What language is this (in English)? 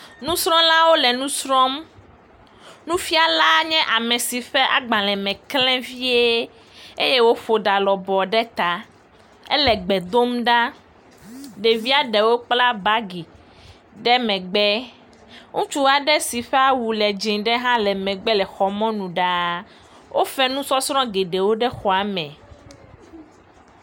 Ewe